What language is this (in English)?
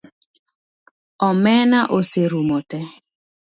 Luo (Kenya and Tanzania)